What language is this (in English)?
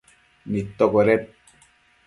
Matsés